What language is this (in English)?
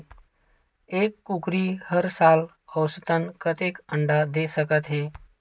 Chhattisgarhi